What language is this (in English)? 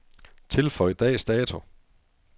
Danish